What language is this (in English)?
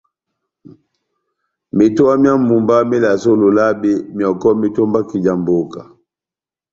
Batanga